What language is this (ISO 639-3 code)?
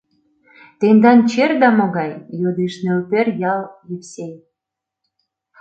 chm